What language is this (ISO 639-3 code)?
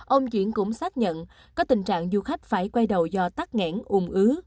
vie